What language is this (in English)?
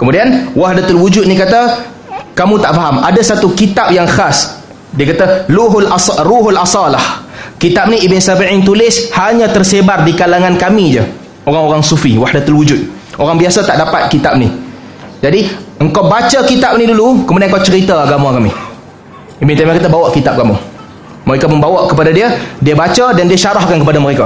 Malay